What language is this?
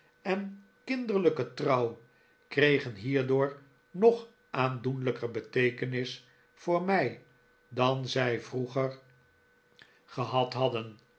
Dutch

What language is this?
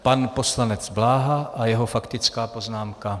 Czech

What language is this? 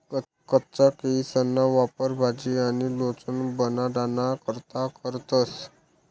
Marathi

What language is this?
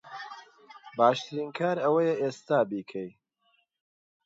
Central Kurdish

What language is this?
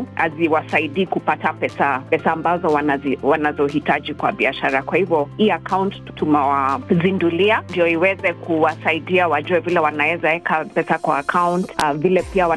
Swahili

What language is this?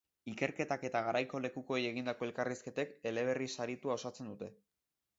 Basque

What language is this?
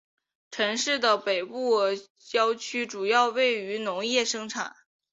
Chinese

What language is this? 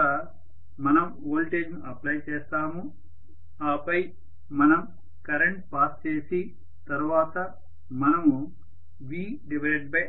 Telugu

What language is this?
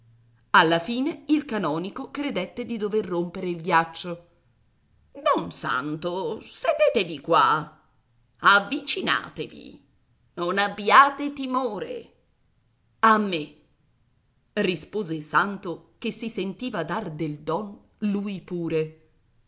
Italian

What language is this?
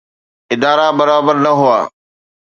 Sindhi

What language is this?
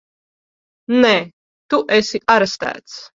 Latvian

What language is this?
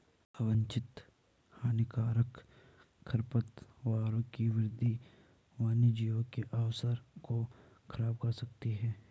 Hindi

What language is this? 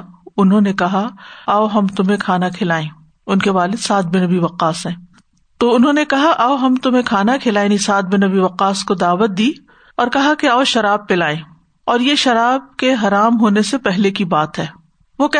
Urdu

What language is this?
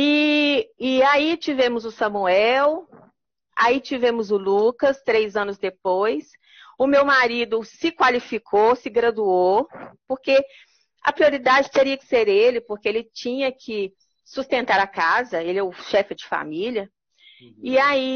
Portuguese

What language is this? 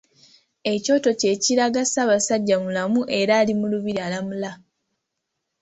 Ganda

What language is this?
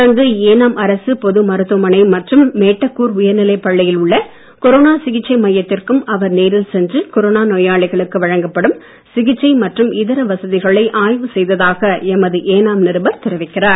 Tamil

